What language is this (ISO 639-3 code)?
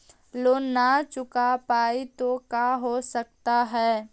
mag